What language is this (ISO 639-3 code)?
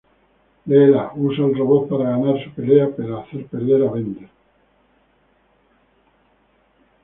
spa